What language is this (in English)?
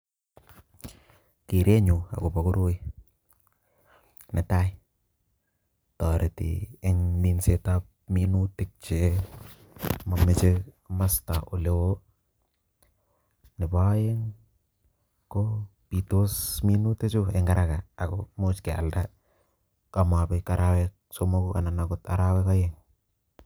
Kalenjin